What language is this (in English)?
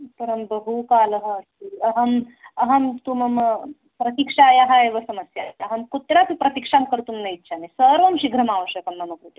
Sanskrit